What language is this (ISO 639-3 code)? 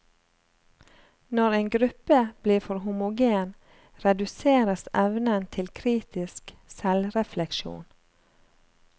nor